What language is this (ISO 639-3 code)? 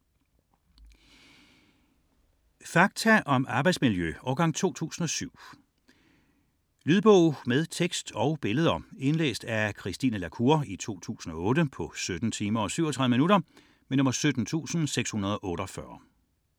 dan